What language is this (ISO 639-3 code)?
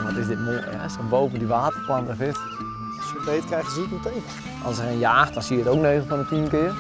nld